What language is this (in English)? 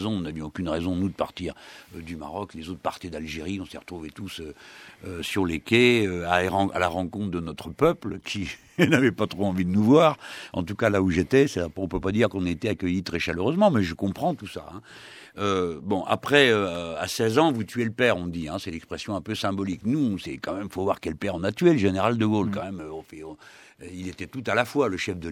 French